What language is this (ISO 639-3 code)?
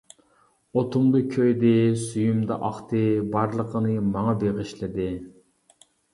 uig